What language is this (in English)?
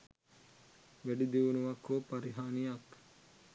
Sinhala